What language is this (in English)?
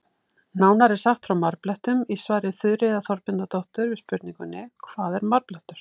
Icelandic